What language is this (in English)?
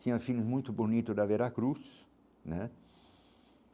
Portuguese